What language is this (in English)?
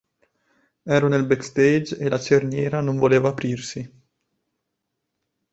Italian